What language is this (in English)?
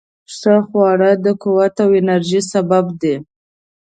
Pashto